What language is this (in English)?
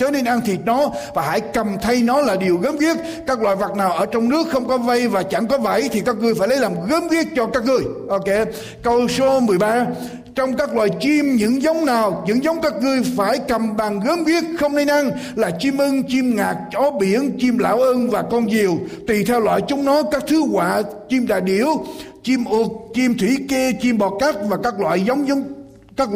Vietnamese